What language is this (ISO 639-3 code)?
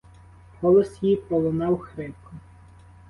ukr